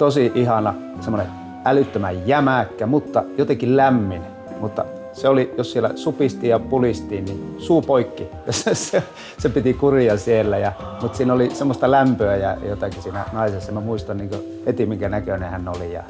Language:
Finnish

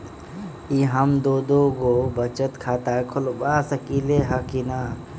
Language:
Magahi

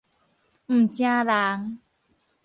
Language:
Min Nan Chinese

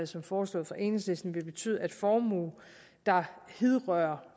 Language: Danish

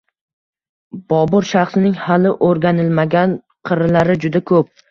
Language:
Uzbek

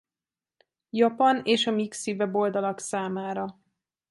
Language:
Hungarian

